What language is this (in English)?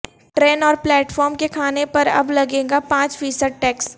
Urdu